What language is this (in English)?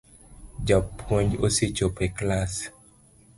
Luo (Kenya and Tanzania)